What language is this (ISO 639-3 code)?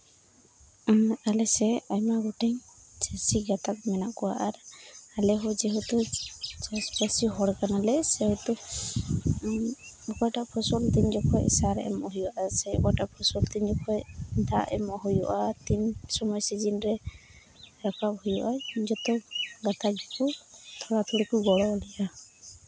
sat